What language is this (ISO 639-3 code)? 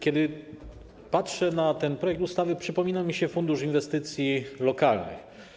pol